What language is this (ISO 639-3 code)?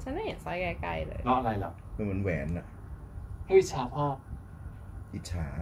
tha